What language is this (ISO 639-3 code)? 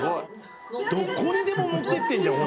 jpn